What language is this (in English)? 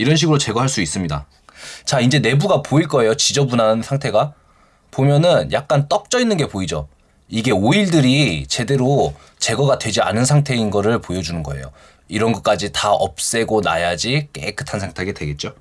Korean